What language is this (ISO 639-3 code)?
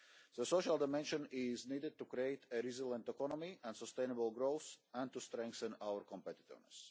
eng